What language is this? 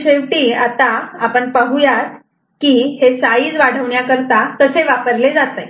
Marathi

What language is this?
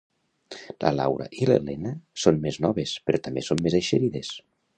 Catalan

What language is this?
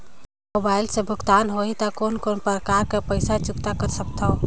Chhattisgarhi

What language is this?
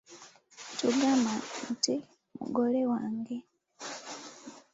Ganda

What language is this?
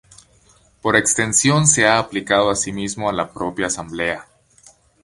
Spanish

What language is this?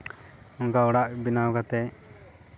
Santali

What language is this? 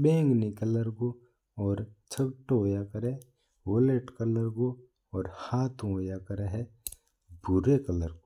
Mewari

